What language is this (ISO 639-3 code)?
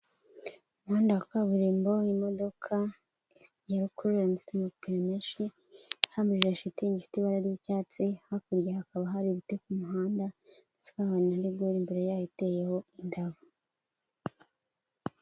kin